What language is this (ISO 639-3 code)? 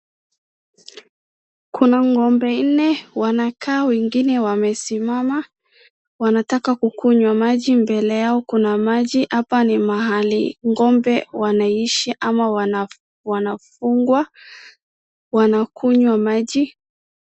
swa